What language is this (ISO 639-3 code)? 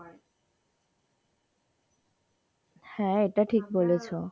ben